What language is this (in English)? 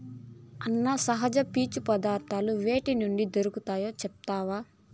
Telugu